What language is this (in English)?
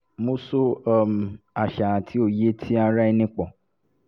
Yoruba